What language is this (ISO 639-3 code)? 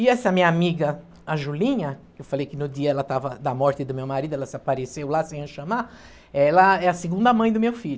por